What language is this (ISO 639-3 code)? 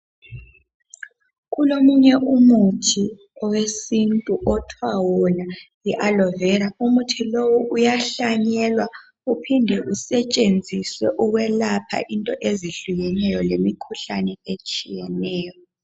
nde